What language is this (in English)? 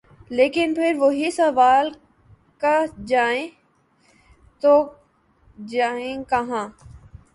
Urdu